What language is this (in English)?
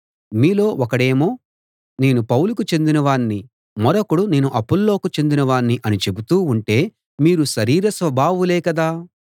Telugu